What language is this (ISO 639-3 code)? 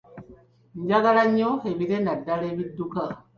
lug